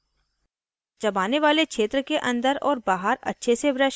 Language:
Hindi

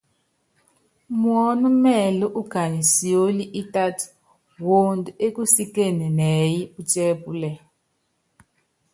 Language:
Yangben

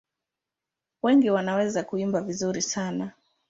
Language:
Swahili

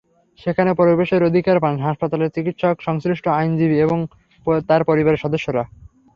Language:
Bangla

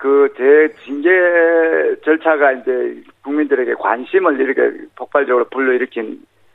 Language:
Korean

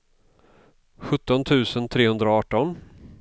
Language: Swedish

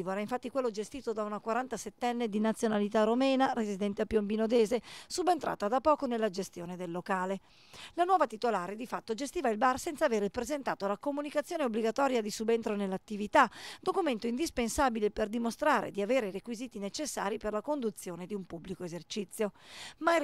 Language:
Italian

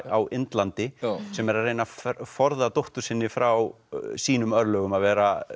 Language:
Icelandic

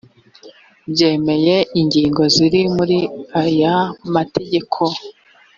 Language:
Kinyarwanda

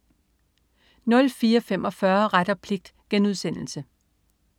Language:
Danish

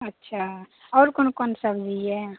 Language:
Maithili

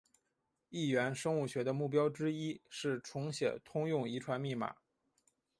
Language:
Chinese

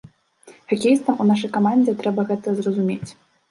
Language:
Belarusian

